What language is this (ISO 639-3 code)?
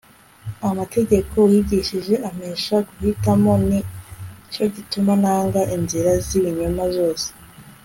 kin